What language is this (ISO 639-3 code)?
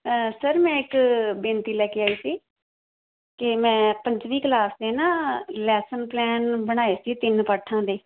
pan